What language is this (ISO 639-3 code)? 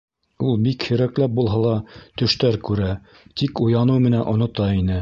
bak